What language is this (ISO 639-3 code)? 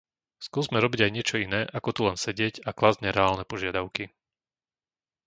slk